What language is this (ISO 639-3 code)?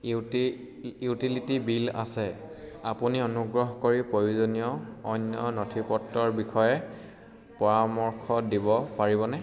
asm